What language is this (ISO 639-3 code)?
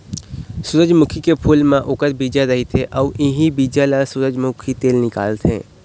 hne